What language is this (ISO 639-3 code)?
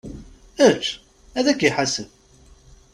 kab